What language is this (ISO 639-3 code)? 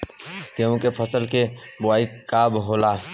bho